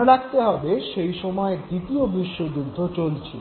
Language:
Bangla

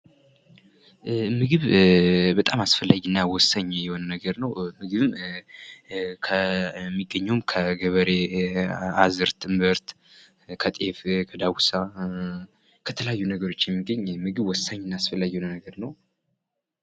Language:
Amharic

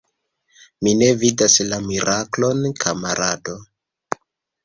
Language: Esperanto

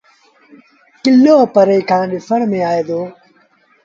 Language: Sindhi Bhil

